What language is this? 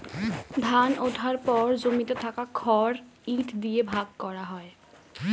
Bangla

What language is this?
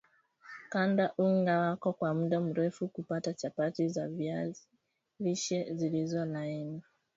Swahili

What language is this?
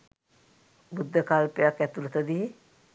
Sinhala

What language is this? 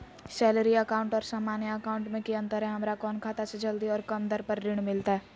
Magahi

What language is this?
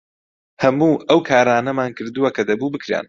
Central Kurdish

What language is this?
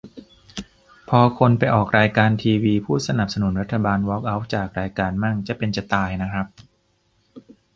Thai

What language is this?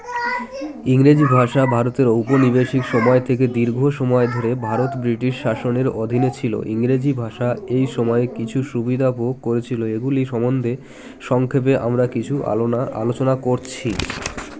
Bangla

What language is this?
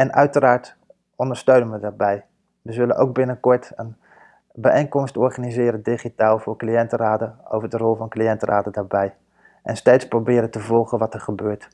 Dutch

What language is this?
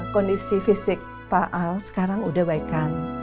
Indonesian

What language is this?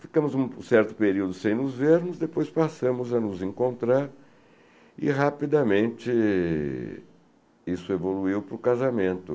Portuguese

